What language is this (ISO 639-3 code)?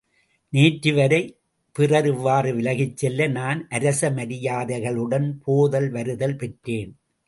tam